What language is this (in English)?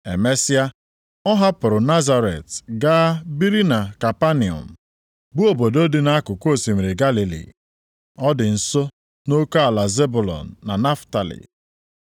Igbo